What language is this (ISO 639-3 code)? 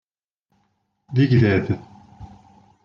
kab